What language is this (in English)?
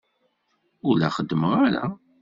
Kabyle